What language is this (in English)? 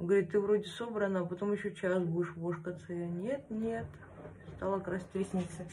Russian